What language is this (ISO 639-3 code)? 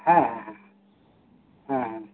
sat